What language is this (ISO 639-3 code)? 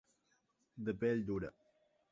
cat